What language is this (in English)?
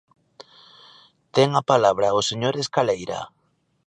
Galician